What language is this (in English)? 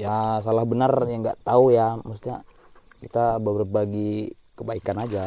Indonesian